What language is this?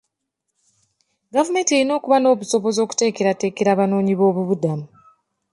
Ganda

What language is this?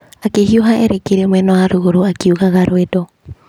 Kikuyu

